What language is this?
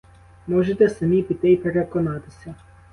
Ukrainian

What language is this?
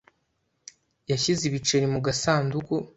Kinyarwanda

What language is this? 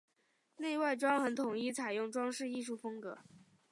Chinese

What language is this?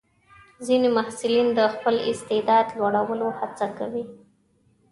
Pashto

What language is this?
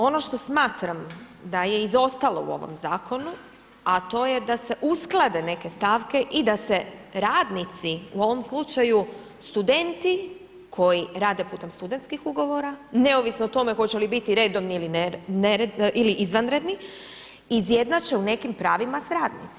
Croatian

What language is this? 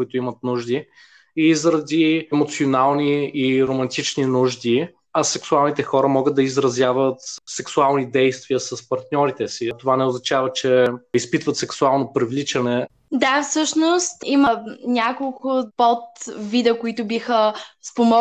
Bulgarian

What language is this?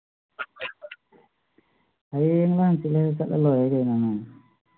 Manipuri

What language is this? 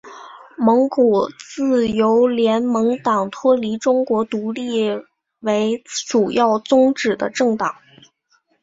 Chinese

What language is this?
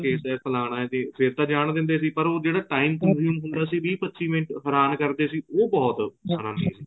Punjabi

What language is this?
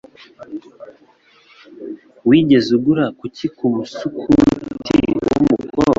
Kinyarwanda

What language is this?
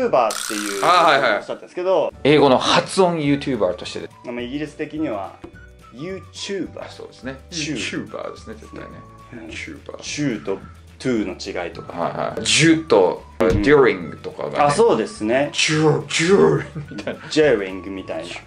Japanese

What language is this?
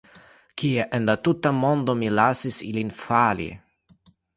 Esperanto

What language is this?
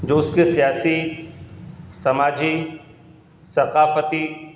Urdu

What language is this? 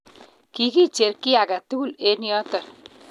Kalenjin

